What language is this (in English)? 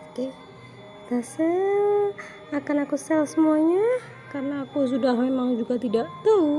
Indonesian